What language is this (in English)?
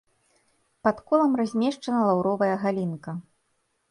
Belarusian